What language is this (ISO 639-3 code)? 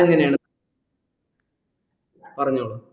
mal